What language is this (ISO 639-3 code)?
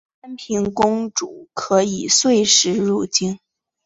zho